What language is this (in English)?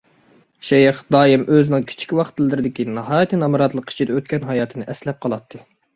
Uyghur